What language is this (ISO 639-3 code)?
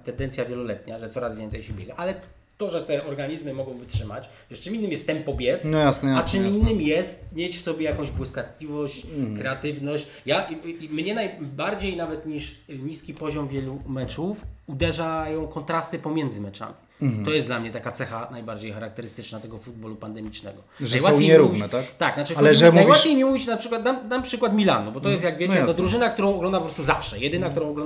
pol